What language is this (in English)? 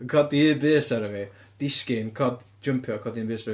Welsh